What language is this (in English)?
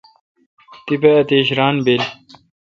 Kalkoti